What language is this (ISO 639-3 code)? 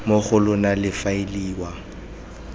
tsn